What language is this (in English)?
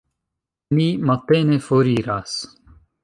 Esperanto